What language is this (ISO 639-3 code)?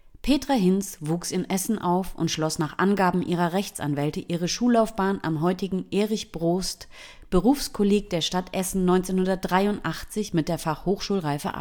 deu